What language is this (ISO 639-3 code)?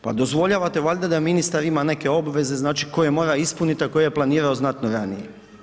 hrv